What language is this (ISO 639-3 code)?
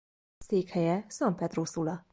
hun